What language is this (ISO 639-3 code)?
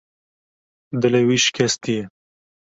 kur